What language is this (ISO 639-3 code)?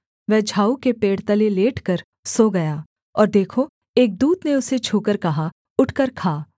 hin